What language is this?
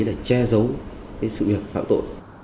Vietnamese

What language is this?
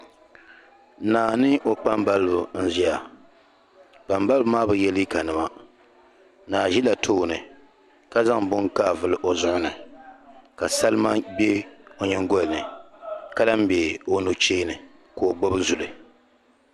Dagbani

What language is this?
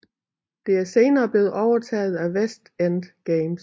Danish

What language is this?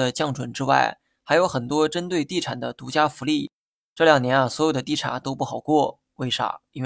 Chinese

